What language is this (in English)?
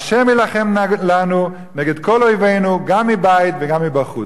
Hebrew